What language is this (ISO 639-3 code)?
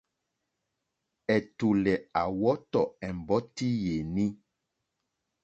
bri